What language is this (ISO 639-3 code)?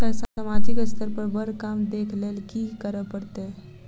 mai